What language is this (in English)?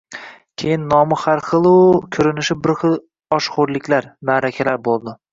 Uzbek